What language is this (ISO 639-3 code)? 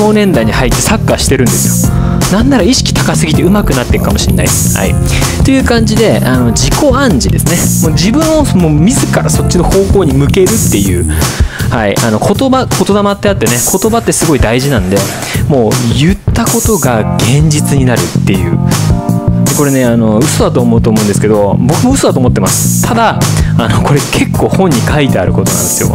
jpn